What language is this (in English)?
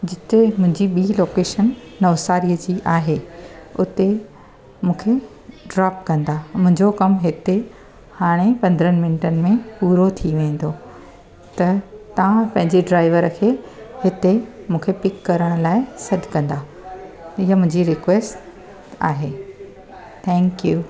Sindhi